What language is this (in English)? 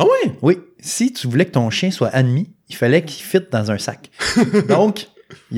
French